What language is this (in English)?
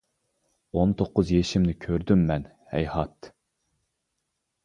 Uyghur